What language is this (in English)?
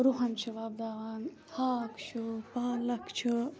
Kashmiri